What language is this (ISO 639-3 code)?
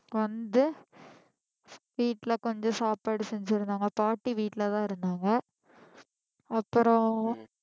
tam